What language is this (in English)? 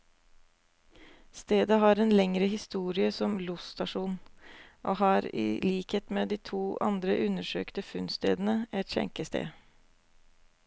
Norwegian